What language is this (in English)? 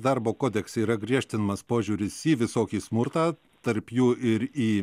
Lithuanian